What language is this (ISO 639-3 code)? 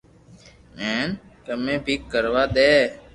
lrk